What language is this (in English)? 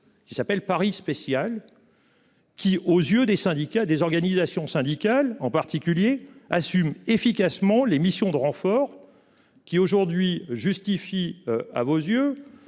French